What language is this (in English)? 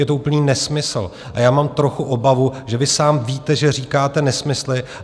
Czech